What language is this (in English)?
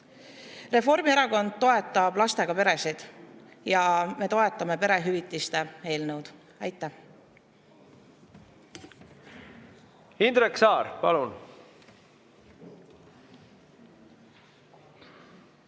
Estonian